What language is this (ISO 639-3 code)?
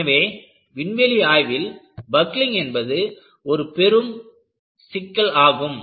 tam